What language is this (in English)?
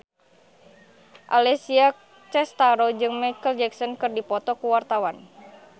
Sundanese